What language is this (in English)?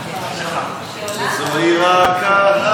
Hebrew